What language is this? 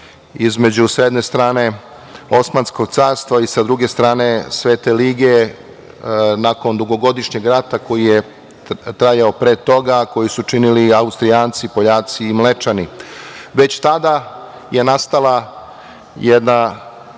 Serbian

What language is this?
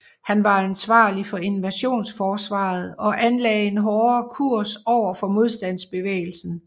Danish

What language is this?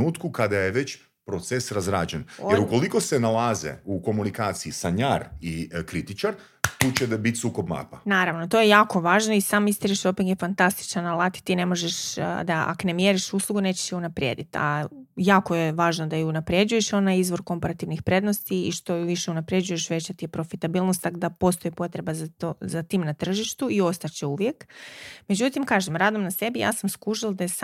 Croatian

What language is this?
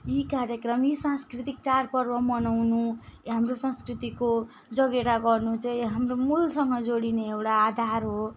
Nepali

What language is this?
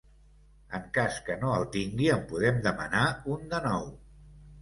Catalan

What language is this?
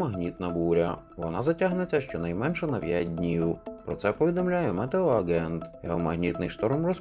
Ukrainian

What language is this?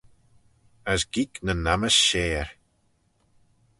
Manx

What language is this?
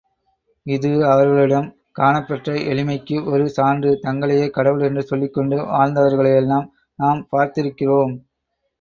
Tamil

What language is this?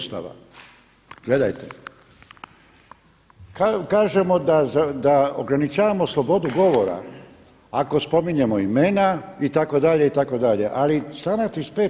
Croatian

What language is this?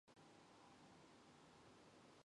Mongolian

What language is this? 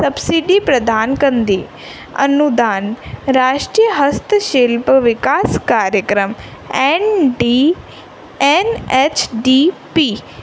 Sindhi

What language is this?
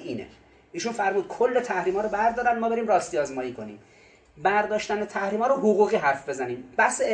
Persian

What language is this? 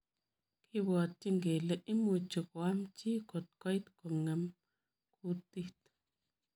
Kalenjin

